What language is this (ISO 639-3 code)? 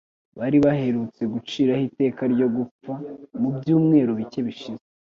kin